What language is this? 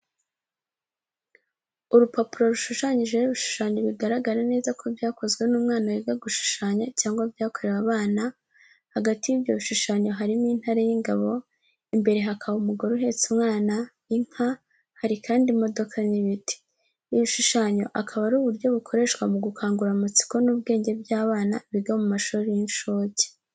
Kinyarwanda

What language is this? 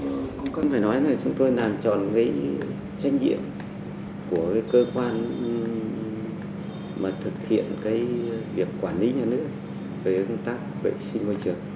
Vietnamese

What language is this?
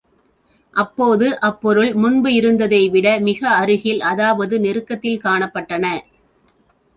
Tamil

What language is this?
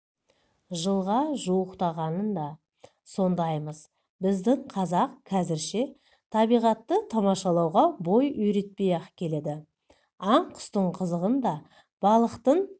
Kazakh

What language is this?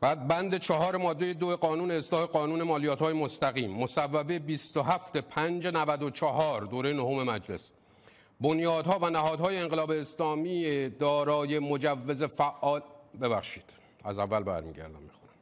Persian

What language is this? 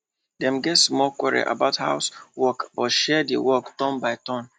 Nigerian Pidgin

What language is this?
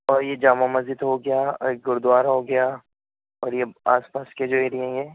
Urdu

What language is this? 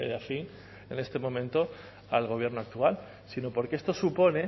Spanish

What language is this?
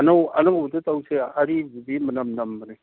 Manipuri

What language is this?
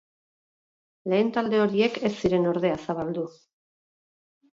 Basque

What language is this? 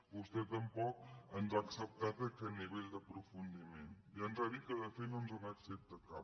Catalan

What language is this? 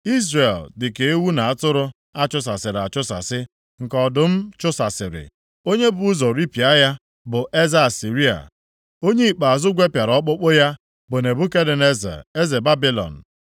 Igbo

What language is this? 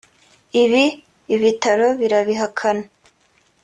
Kinyarwanda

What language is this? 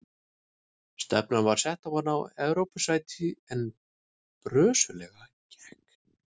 Icelandic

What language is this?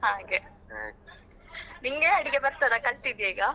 Kannada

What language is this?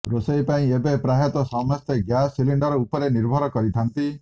Odia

